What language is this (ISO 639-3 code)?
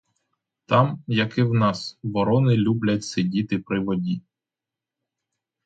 ukr